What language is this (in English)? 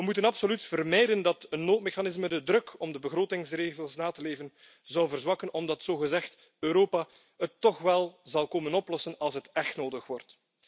Dutch